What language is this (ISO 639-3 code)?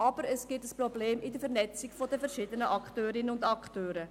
gsw